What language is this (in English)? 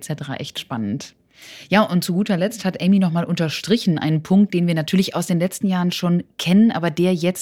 German